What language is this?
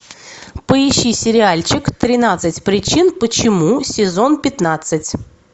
Russian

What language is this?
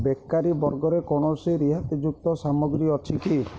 Odia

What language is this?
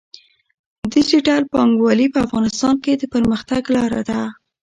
Pashto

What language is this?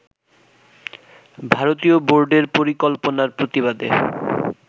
Bangla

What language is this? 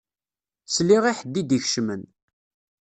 Kabyle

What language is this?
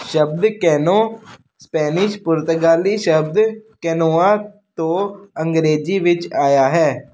Punjabi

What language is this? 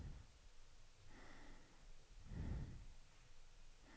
Danish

